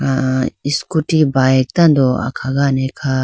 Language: Idu-Mishmi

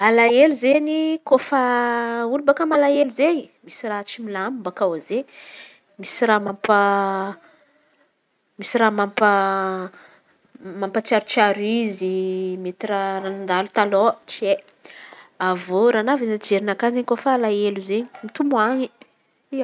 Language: Antankarana Malagasy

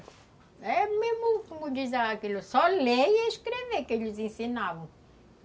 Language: Portuguese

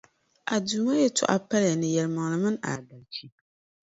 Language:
Dagbani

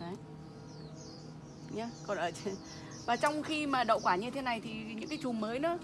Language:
Vietnamese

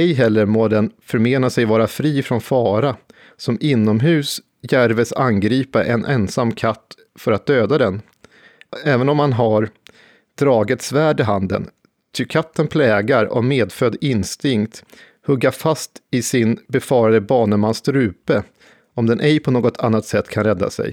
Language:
Swedish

